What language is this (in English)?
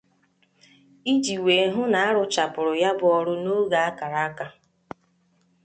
Igbo